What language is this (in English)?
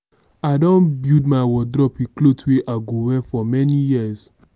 Nigerian Pidgin